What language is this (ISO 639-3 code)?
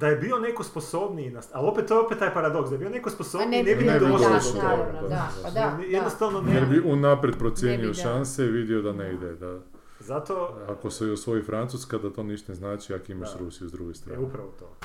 hrv